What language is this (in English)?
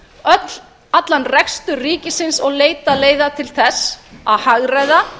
Icelandic